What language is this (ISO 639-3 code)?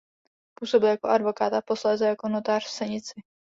ces